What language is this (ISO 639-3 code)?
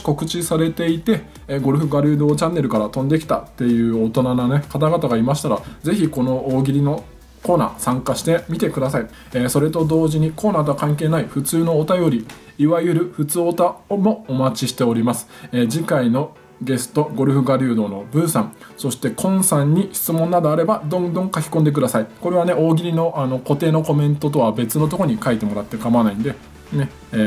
jpn